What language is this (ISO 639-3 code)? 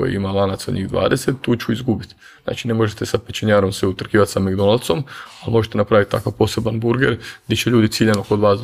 hrv